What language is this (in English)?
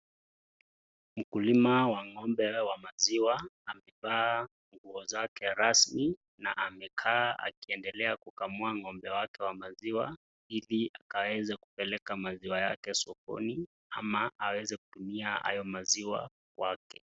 Swahili